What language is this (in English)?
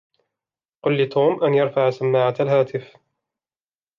Arabic